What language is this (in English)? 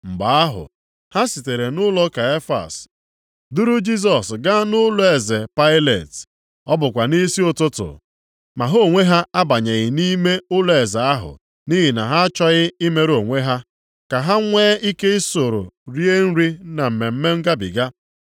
Igbo